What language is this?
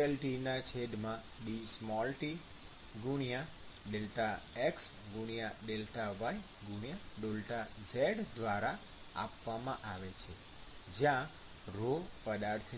Gujarati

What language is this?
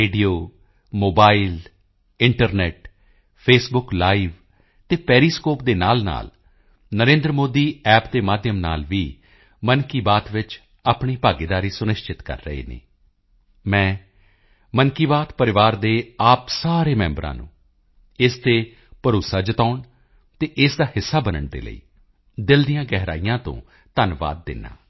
Punjabi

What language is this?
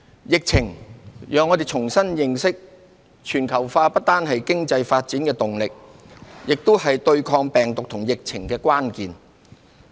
Cantonese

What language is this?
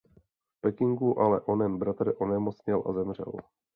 Czech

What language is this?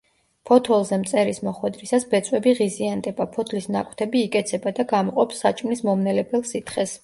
Georgian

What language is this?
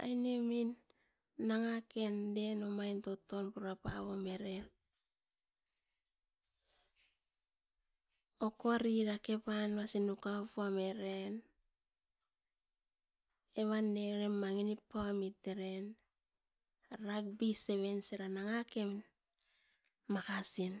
Askopan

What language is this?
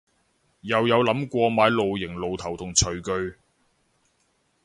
Cantonese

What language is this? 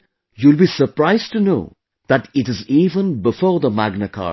English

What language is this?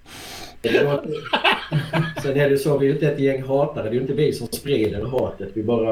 Swedish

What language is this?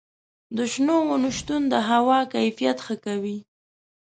Pashto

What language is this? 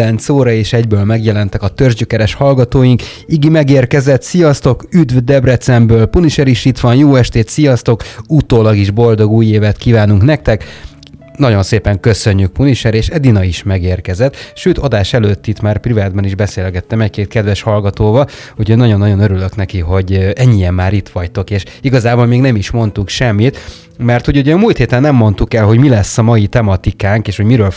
Hungarian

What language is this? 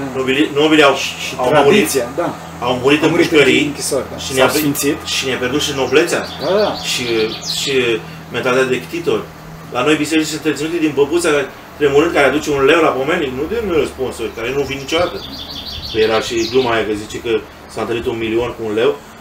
Romanian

